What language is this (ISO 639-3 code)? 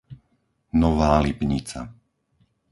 slk